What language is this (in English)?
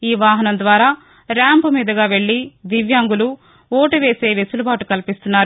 Telugu